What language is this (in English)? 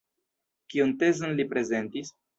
Esperanto